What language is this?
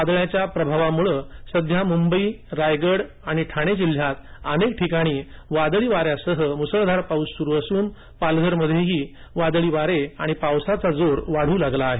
Marathi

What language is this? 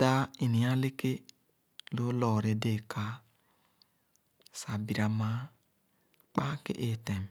Khana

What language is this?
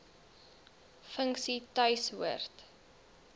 Afrikaans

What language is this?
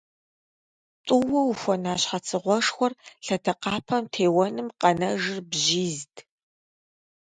Kabardian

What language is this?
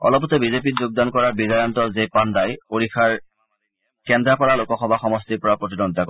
Assamese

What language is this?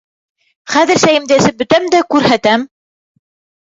Bashkir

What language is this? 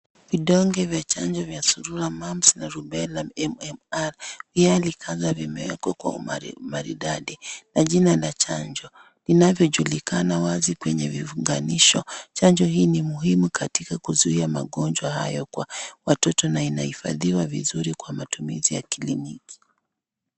Swahili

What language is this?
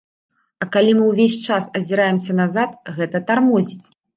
Belarusian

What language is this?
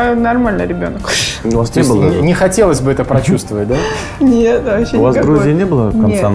Russian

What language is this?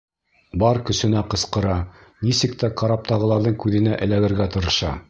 Bashkir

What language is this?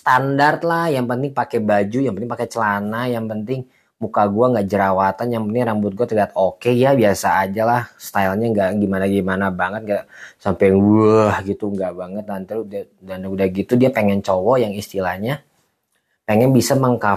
Indonesian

